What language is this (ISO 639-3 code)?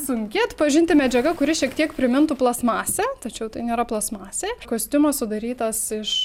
lit